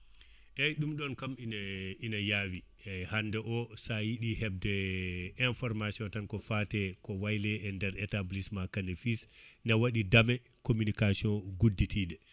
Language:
Fula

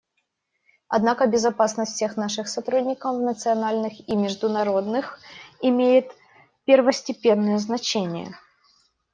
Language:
Russian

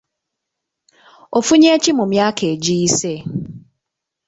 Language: Ganda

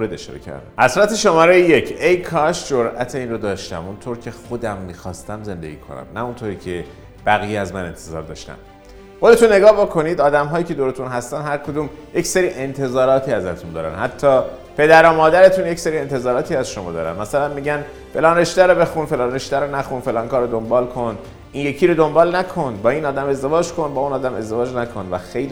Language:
Persian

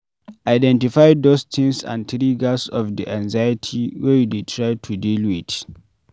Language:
Nigerian Pidgin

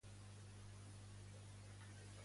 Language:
Catalan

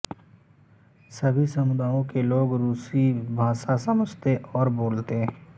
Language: Hindi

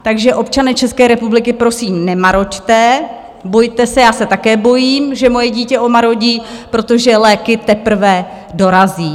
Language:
Czech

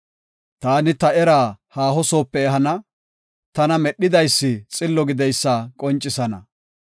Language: Gofa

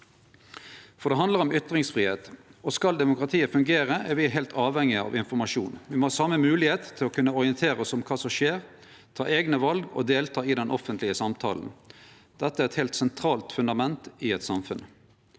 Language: Norwegian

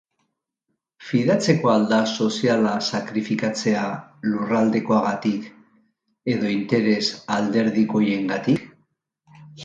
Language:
Basque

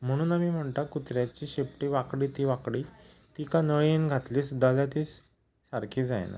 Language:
Konkani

